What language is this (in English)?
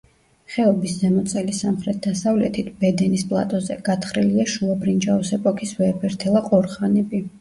Georgian